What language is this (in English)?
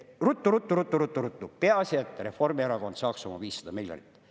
Estonian